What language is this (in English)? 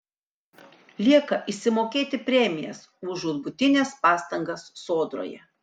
Lithuanian